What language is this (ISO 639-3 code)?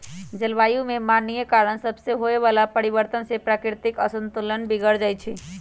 mag